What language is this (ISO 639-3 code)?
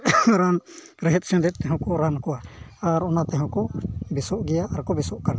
sat